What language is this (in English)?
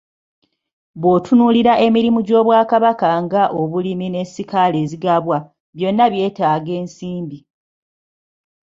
Ganda